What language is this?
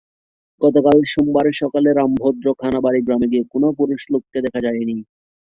Bangla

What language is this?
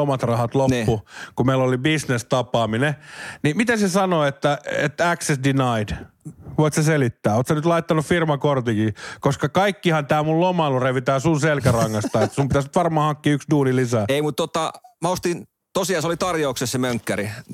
Finnish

